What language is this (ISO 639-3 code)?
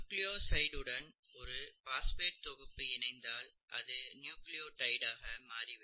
tam